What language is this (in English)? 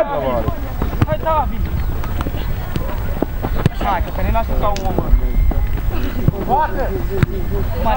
Romanian